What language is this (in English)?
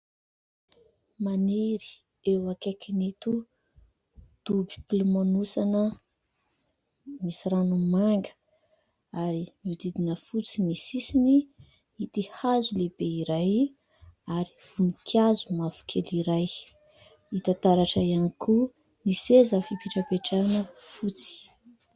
Malagasy